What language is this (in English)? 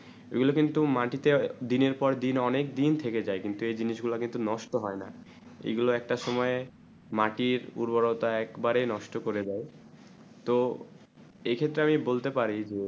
Bangla